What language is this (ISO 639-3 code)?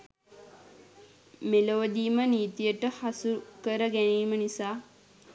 sin